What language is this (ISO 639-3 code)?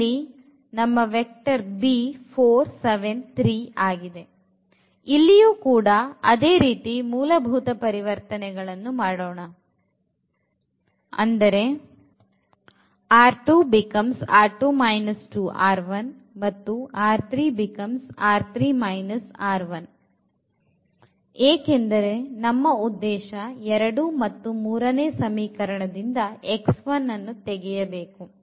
kan